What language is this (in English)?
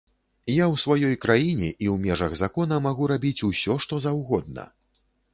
Belarusian